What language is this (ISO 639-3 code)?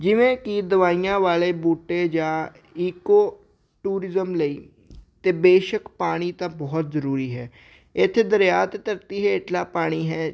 pan